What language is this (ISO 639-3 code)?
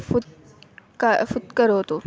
san